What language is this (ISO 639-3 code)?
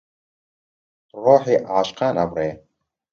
ckb